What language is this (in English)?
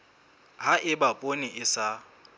Southern Sotho